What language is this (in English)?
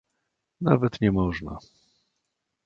Polish